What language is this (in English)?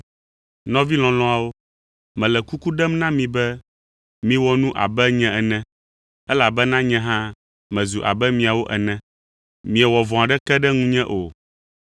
Ewe